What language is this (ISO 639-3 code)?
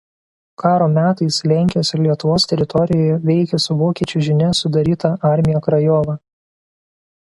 lit